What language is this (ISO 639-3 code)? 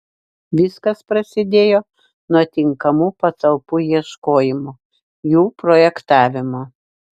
lit